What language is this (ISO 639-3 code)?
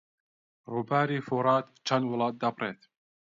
ckb